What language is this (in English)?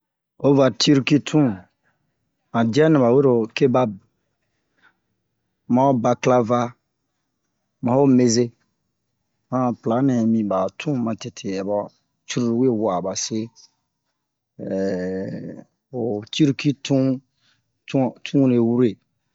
Bomu